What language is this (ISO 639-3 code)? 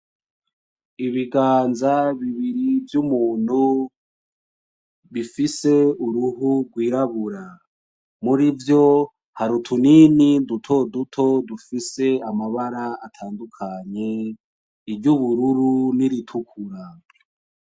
run